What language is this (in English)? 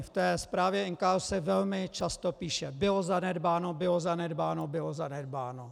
Czech